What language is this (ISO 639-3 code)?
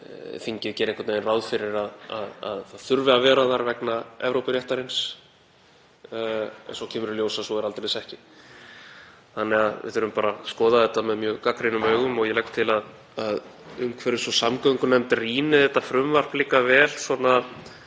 isl